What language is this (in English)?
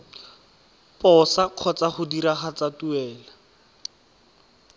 Tswana